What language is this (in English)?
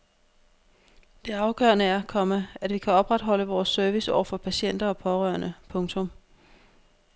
Danish